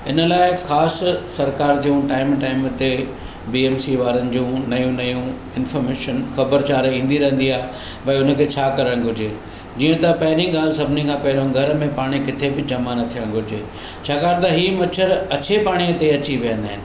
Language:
Sindhi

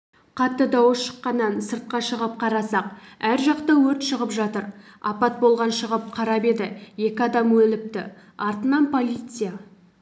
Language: Kazakh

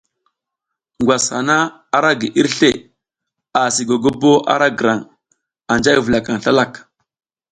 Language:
South Giziga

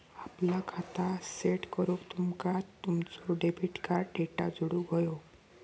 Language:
Marathi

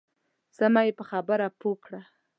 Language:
Pashto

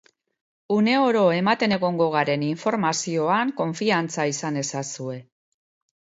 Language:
Basque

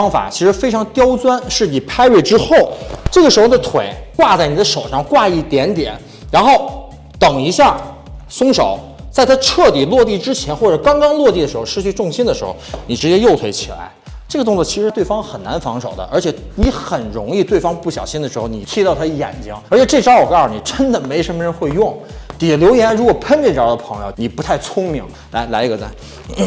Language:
Chinese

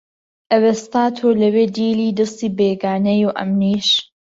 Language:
Central Kurdish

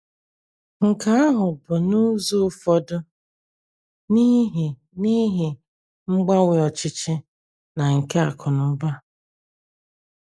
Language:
Igbo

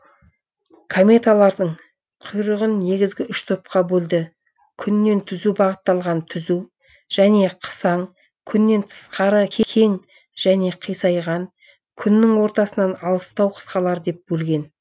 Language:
Kazakh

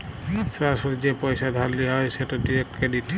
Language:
Bangla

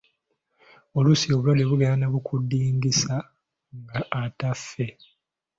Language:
Ganda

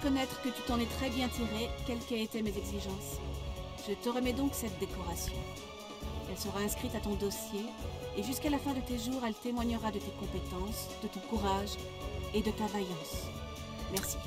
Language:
French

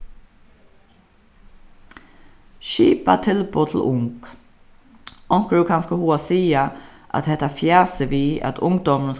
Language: Faroese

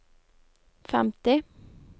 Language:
Norwegian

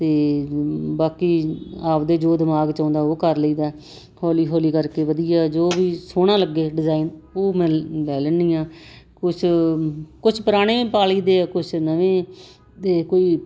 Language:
Punjabi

